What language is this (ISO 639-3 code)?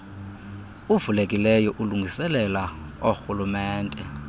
xho